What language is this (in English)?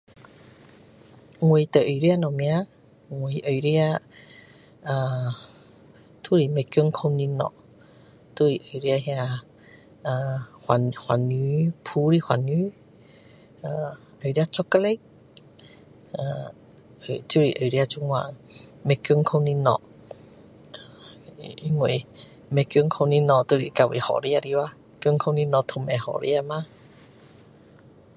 Min Dong Chinese